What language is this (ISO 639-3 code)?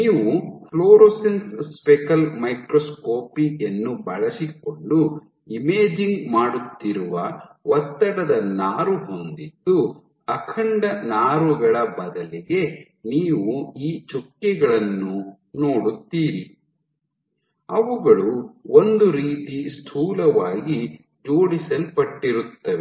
kan